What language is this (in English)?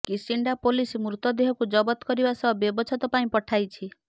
Odia